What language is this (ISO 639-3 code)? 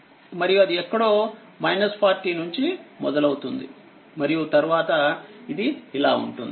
tel